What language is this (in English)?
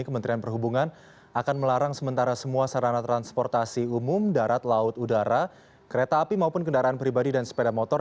Indonesian